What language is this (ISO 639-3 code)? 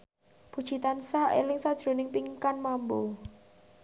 jav